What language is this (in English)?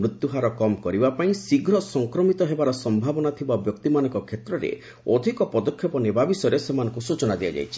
Odia